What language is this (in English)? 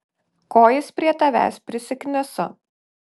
Lithuanian